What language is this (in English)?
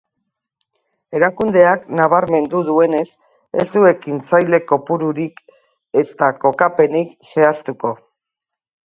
Basque